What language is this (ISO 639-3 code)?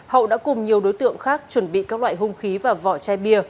vie